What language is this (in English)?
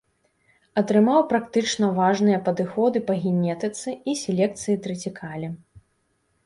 Belarusian